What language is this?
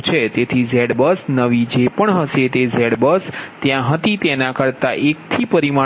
Gujarati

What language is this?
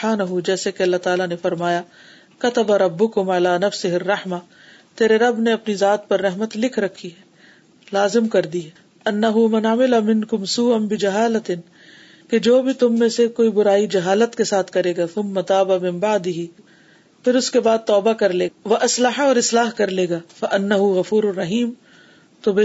Urdu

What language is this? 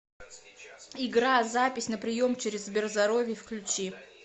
Russian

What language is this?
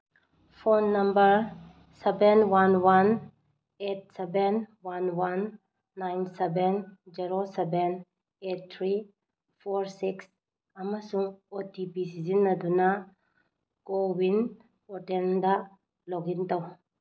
Manipuri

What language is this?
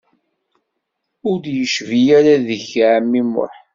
Kabyle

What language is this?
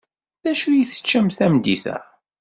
Kabyle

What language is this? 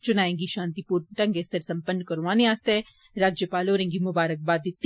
Dogri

